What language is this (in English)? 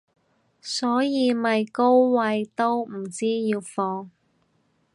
Cantonese